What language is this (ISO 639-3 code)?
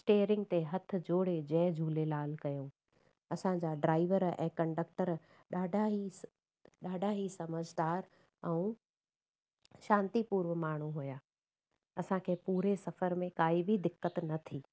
snd